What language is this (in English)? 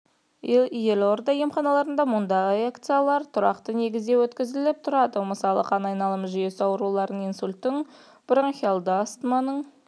Kazakh